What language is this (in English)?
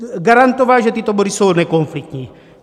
Czech